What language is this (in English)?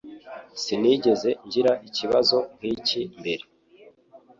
Kinyarwanda